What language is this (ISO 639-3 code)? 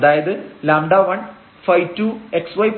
mal